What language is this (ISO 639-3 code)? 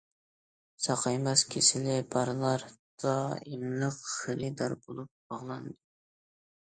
uig